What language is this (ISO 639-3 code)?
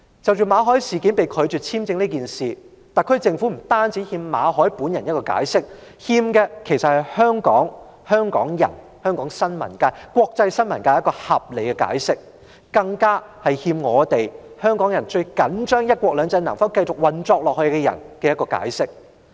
yue